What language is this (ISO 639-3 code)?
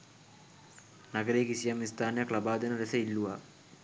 sin